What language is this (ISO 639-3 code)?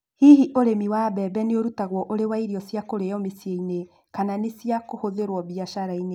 kik